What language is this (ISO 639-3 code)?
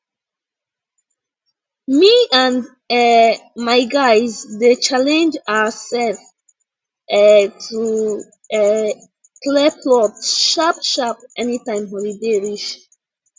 pcm